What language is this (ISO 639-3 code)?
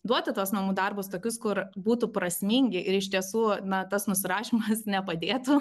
lit